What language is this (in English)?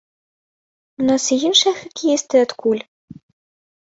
Belarusian